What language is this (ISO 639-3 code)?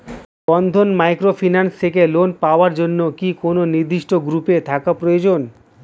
ben